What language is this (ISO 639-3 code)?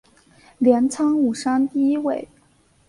zho